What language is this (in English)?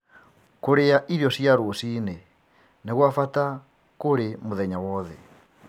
Kikuyu